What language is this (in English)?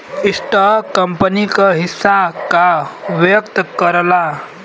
Bhojpuri